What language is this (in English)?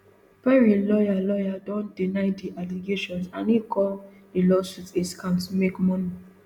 Nigerian Pidgin